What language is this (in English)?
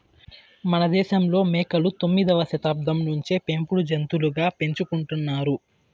Telugu